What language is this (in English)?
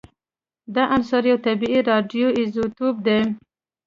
Pashto